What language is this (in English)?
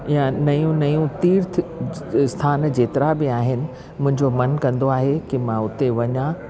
Sindhi